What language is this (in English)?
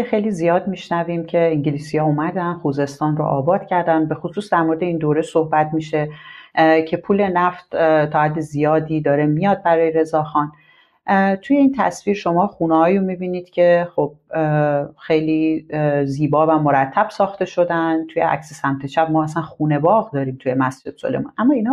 Persian